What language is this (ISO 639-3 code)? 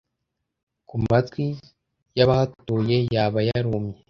kin